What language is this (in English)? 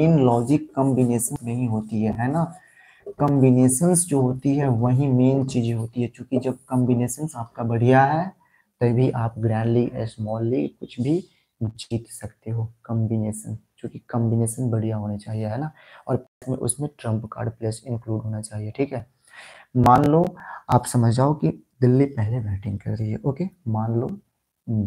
Hindi